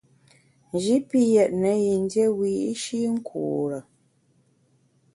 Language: Bamun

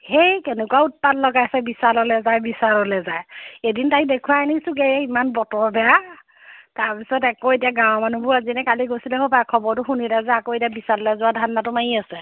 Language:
Assamese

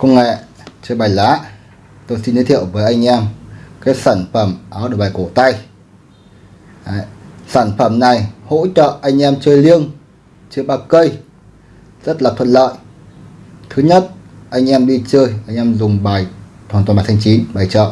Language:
Vietnamese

